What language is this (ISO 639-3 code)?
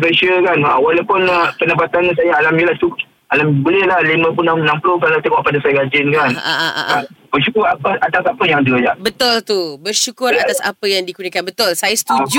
msa